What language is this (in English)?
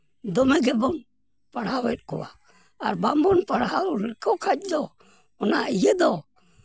Santali